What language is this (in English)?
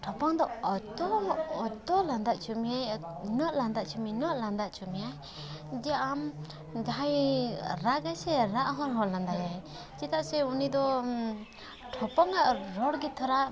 Santali